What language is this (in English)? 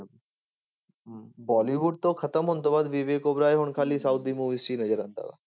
Punjabi